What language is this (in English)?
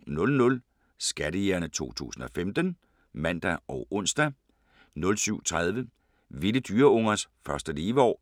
Danish